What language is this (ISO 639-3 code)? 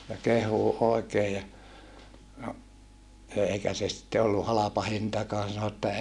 fin